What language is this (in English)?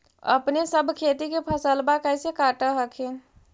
Magahi